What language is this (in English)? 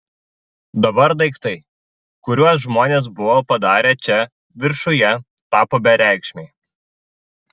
Lithuanian